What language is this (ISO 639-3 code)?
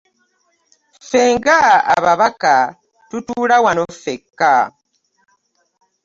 lug